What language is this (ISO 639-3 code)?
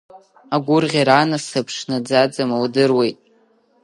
abk